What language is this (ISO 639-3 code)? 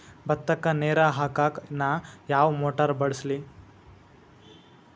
kan